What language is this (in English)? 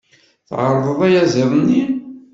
Kabyle